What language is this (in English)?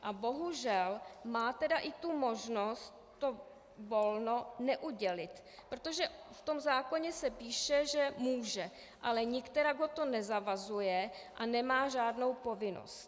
Czech